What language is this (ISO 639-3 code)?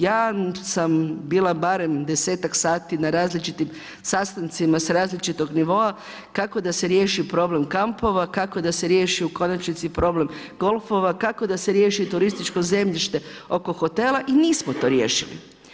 hrv